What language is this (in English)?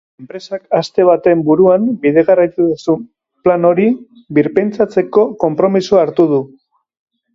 Basque